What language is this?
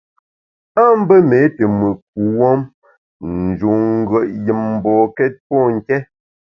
Bamun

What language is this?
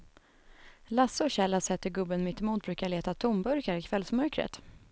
Swedish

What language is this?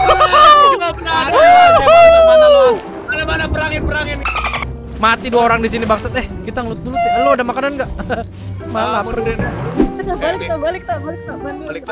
Indonesian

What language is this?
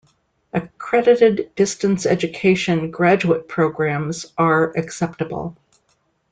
English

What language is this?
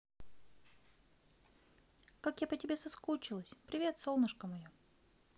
Russian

